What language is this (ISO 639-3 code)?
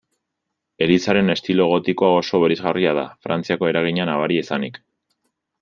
eus